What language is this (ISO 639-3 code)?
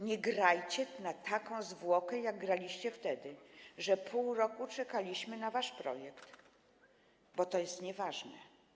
pol